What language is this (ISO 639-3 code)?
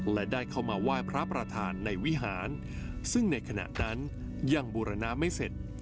tha